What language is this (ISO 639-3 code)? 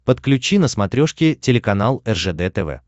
rus